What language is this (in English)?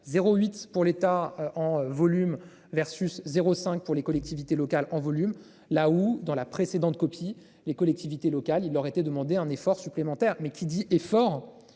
French